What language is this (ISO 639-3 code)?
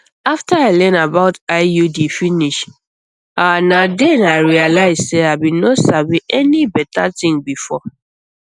pcm